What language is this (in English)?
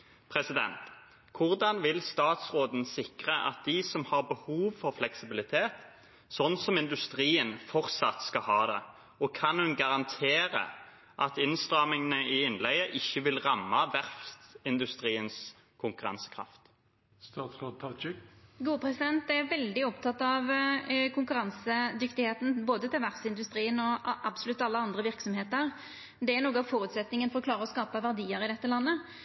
Norwegian